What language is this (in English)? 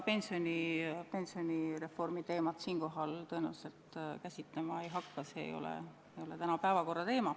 Estonian